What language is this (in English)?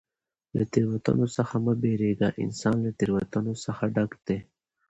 Pashto